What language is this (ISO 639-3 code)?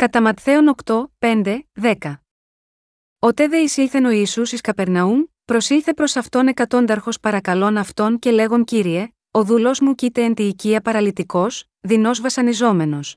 ell